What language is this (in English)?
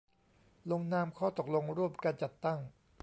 Thai